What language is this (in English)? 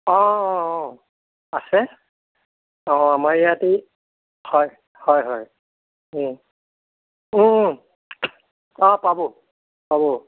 Assamese